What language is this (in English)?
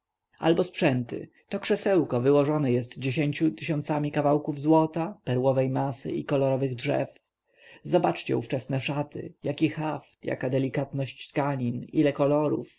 Polish